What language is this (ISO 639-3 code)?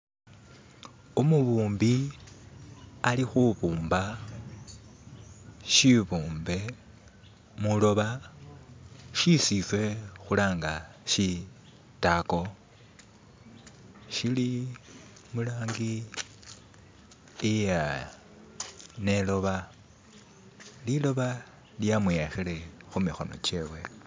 myx